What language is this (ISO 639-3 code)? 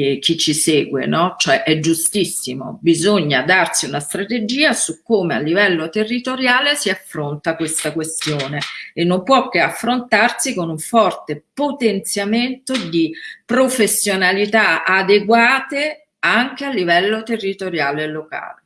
ita